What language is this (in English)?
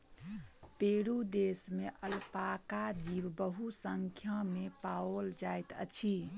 Maithili